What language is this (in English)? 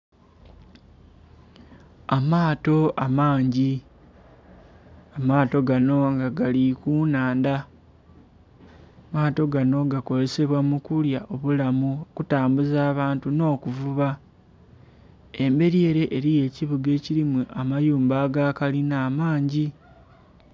Soga